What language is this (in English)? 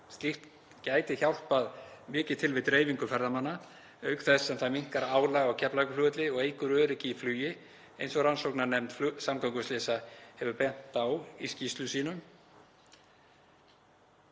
Icelandic